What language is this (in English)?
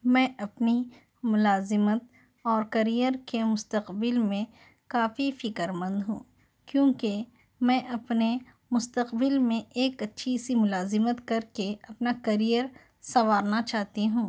Urdu